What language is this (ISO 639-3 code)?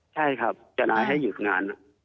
tha